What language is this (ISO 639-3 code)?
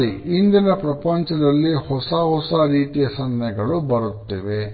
kan